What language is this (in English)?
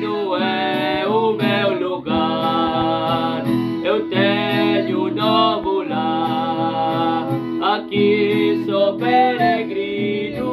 Indonesian